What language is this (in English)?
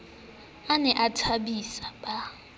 Southern Sotho